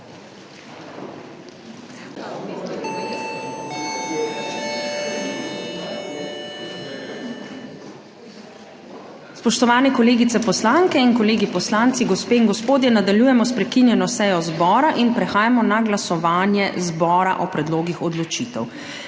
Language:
Slovenian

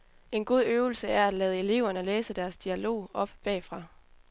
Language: Danish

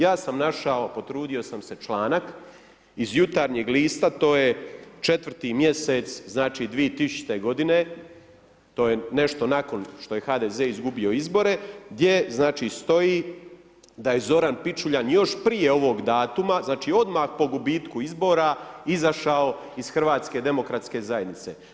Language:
Croatian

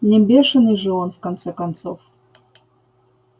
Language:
Russian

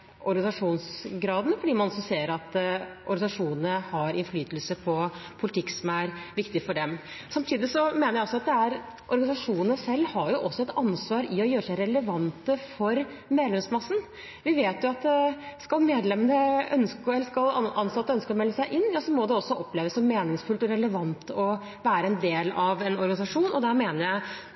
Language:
Norwegian Bokmål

